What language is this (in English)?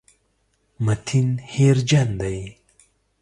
Pashto